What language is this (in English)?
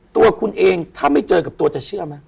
Thai